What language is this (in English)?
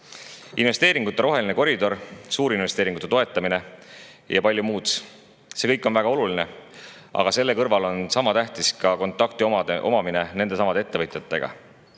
Estonian